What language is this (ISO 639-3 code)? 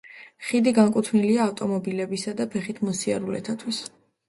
kat